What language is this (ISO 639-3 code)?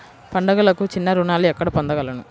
tel